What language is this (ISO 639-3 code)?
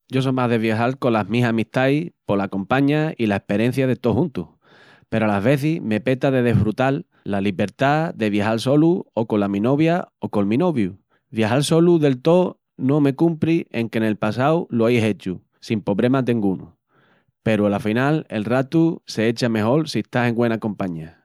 ext